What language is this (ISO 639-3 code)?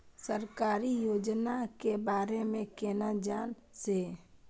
mai